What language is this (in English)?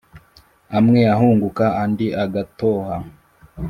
Kinyarwanda